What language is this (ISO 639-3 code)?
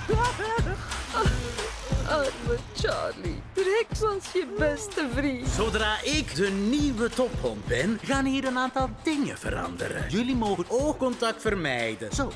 nld